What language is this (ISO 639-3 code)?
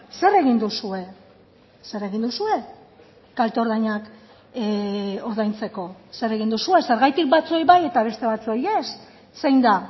eus